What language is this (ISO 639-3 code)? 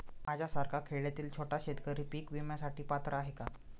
mar